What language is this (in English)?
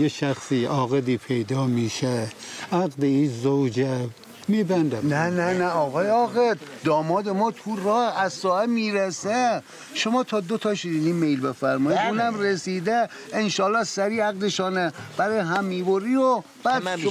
Persian